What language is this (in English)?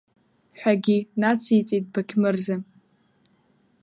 Abkhazian